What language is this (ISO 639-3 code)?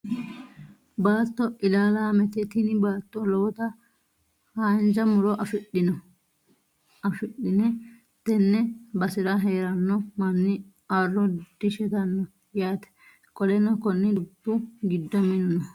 sid